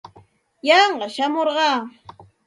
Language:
Santa Ana de Tusi Pasco Quechua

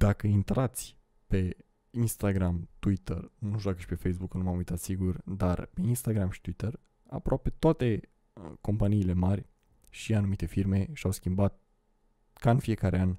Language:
Romanian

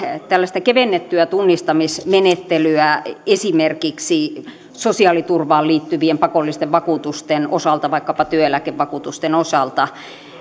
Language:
Finnish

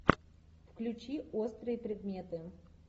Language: Russian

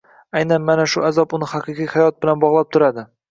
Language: Uzbek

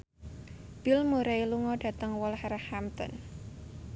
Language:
Javanese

